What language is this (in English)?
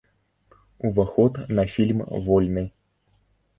Belarusian